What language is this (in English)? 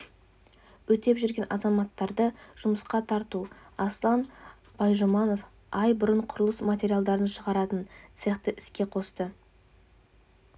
Kazakh